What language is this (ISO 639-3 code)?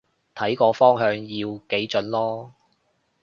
yue